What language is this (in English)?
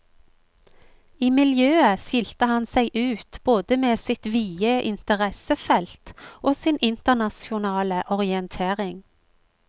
Norwegian